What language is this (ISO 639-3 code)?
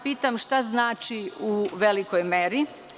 srp